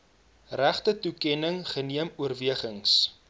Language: Afrikaans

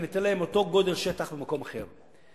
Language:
Hebrew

